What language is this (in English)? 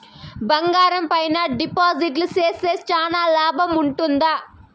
Telugu